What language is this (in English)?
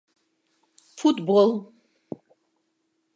Mari